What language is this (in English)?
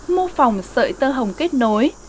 Vietnamese